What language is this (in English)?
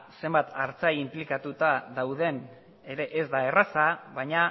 Basque